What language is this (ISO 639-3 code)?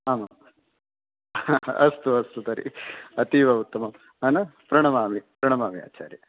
san